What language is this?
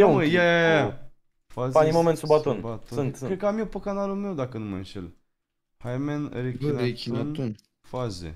Romanian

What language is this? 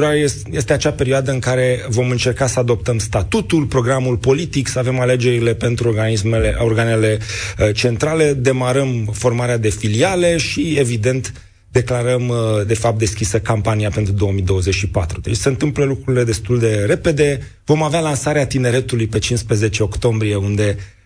Romanian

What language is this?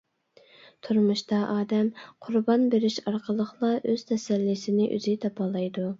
Uyghur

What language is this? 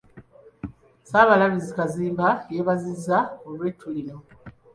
Ganda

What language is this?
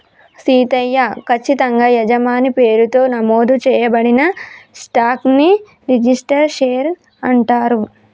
Telugu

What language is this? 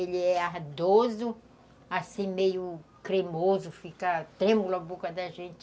Portuguese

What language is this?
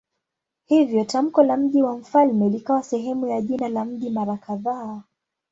Swahili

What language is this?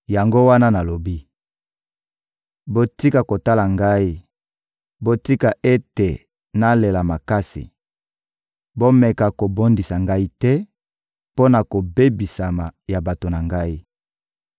Lingala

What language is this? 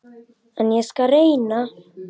Icelandic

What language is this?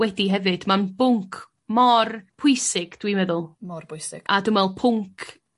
Welsh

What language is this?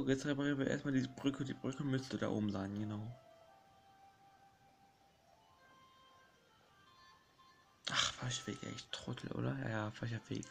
German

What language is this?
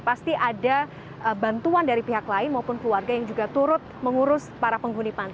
Indonesian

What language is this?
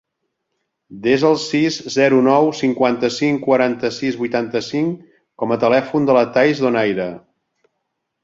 Catalan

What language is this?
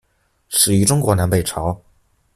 Chinese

